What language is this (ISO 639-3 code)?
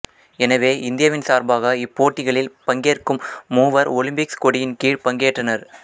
tam